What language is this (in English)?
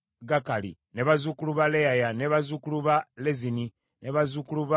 Ganda